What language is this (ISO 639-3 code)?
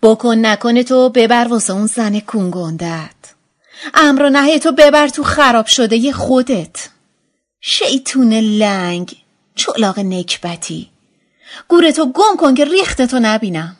fas